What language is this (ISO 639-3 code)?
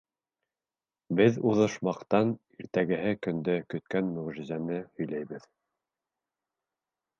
bak